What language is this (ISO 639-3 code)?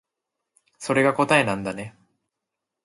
jpn